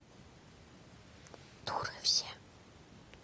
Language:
Russian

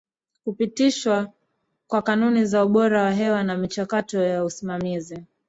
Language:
Swahili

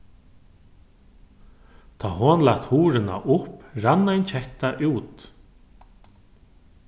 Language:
Faroese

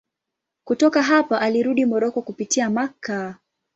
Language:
Swahili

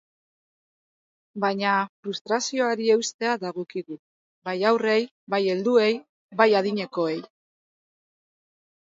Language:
Basque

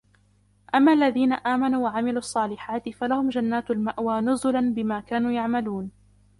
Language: Arabic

